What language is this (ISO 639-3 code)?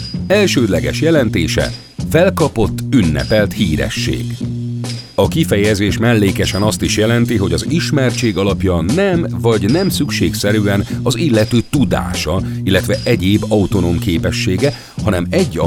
hun